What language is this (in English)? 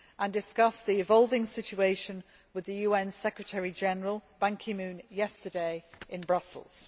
English